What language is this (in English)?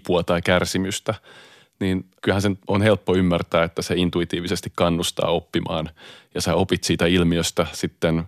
Finnish